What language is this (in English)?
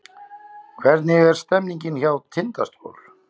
Icelandic